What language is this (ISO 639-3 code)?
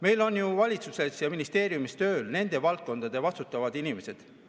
est